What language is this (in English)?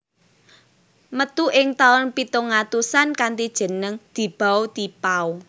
Javanese